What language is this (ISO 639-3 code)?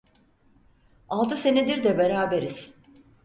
tur